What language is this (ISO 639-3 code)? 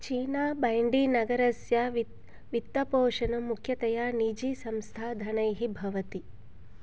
san